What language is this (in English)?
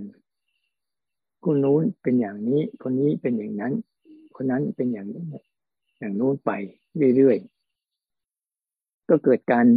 Thai